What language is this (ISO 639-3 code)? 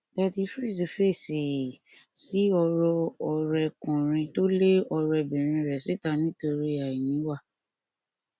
yor